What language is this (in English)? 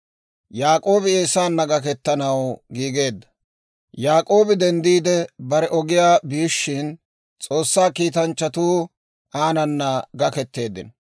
Dawro